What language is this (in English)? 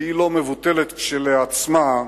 Hebrew